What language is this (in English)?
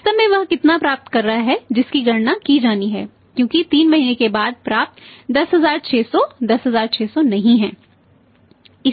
Hindi